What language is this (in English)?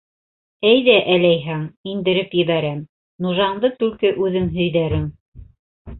Bashkir